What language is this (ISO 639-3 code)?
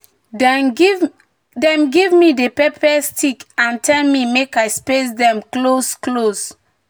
pcm